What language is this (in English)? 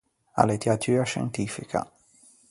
Ligurian